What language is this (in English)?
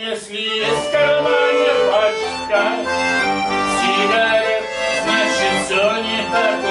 Dutch